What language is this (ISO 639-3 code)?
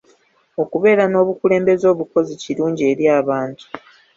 lug